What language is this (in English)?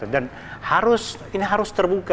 Indonesian